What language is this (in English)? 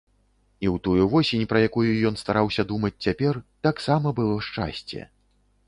Belarusian